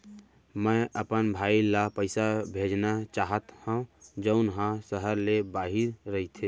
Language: Chhattisgarhi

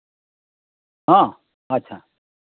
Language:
Santali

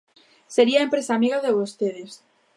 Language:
Galician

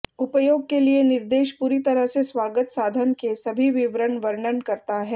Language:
Hindi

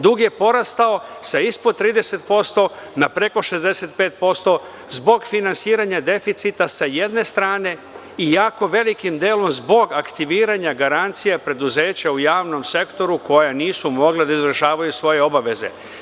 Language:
Serbian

